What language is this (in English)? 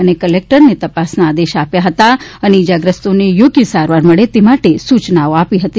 Gujarati